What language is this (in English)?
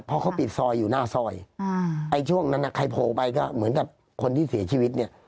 Thai